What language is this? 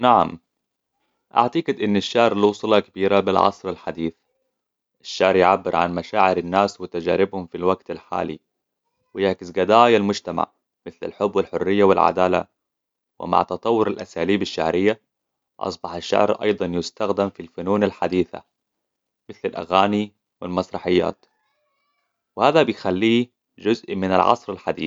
Hijazi Arabic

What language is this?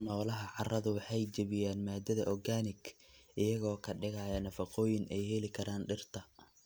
Somali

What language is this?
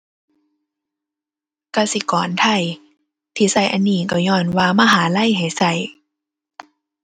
Thai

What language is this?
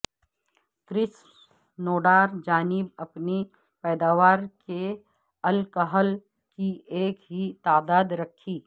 Urdu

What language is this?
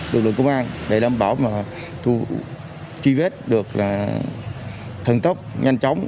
Vietnamese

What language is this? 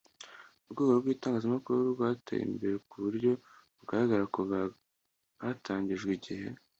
Kinyarwanda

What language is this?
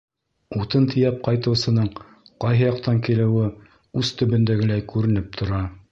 Bashkir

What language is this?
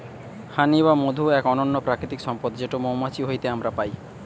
Bangla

